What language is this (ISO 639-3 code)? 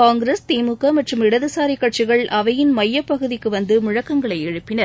tam